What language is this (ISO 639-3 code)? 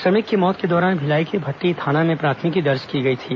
hin